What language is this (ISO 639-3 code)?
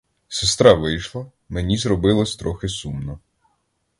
ukr